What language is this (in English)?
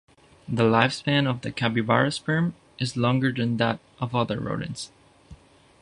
English